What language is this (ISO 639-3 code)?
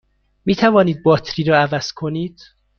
fas